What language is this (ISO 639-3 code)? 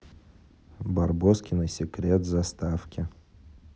rus